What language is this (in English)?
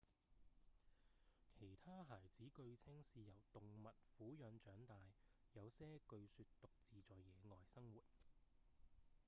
Cantonese